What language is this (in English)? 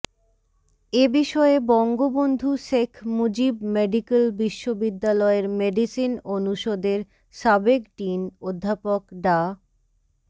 Bangla